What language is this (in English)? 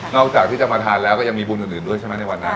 Thai